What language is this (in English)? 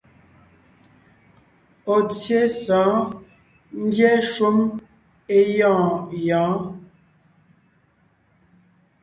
Ngiemboon